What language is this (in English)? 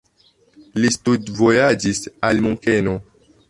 Esperanto